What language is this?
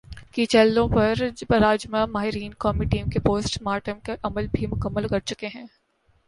Urdu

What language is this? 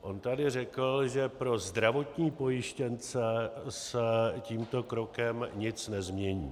Czech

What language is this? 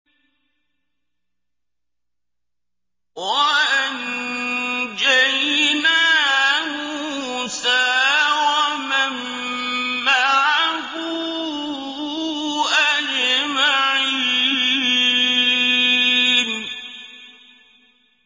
Arabic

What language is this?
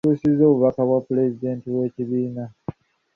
Ganda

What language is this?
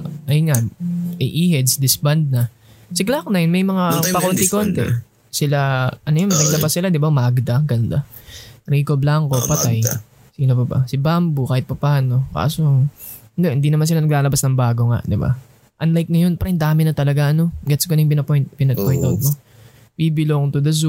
Filipino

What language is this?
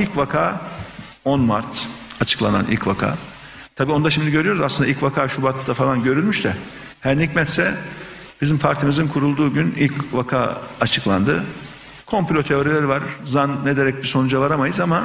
Turkish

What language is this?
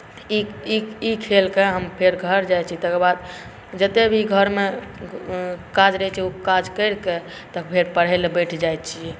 Maithili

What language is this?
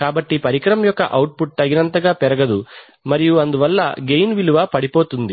Telugu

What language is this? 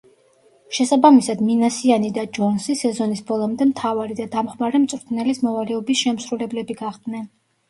Georgian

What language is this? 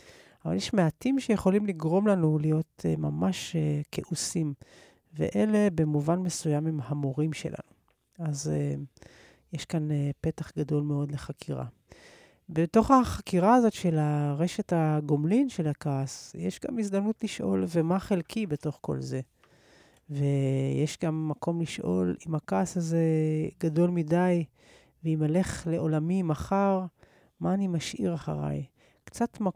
Hebrew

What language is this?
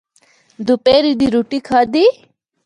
Northern Hindko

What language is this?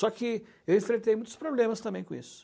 Portuguese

